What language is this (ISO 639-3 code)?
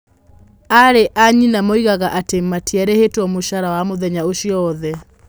kik